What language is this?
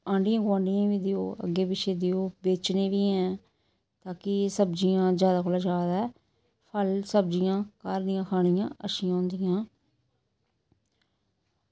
Dogri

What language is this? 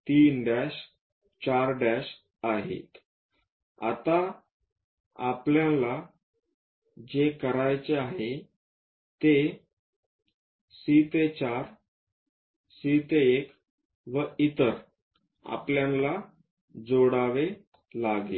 Marathi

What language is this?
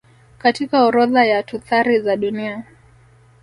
Swahili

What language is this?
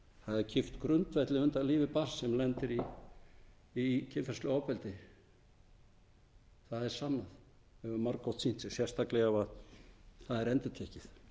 Icelandic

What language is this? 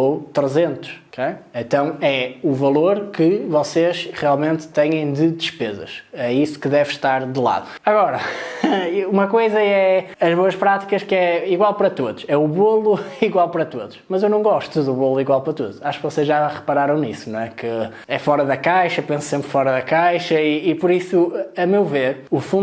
Portuguese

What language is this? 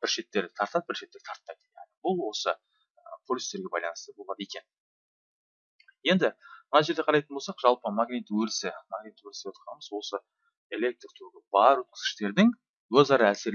Turkish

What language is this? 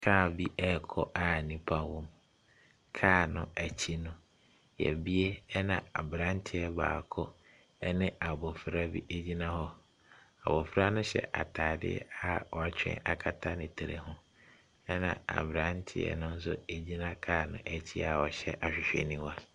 Akan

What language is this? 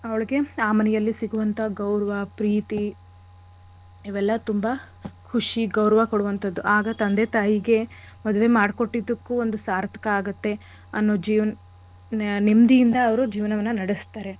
Kannada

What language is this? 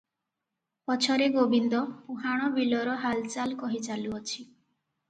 Odia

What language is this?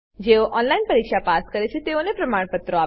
Gujarati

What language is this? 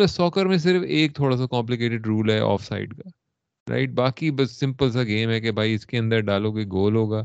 Urdu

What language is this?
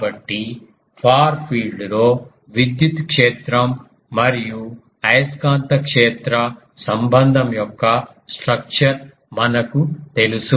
Telugu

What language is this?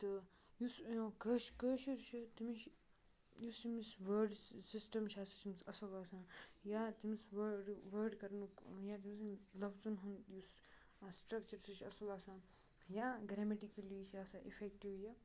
Kashmiri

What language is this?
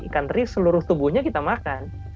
Indonesian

